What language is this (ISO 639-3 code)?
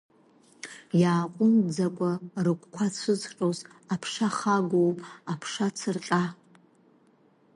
abk